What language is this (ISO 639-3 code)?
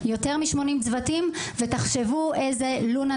heb